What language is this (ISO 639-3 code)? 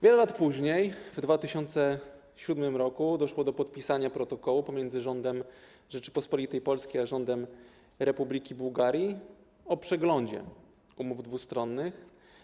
pol